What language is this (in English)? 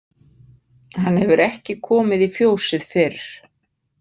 Icelandic